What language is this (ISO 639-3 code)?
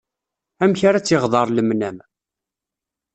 kab